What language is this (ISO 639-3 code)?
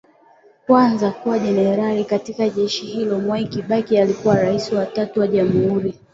swa